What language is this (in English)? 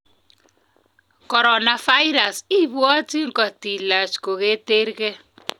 Kalenjin